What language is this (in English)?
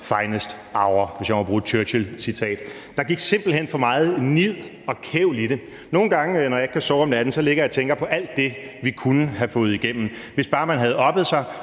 Danish